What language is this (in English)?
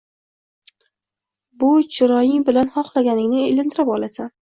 Uzbek